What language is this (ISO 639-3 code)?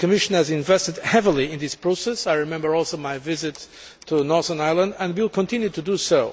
eng